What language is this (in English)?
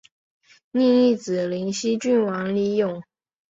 Chinese